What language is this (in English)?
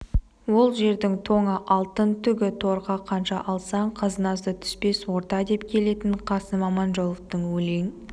Kazakh